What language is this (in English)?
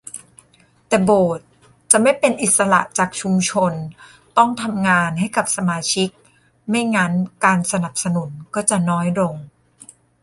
Thai